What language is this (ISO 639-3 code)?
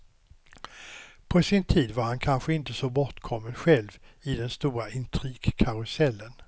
swe